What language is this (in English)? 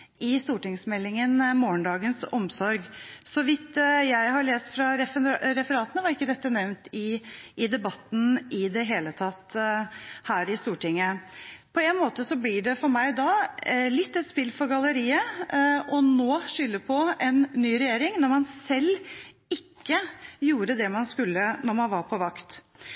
Norwegian Bokmål